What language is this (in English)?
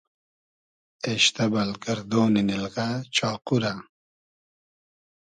Hazaragi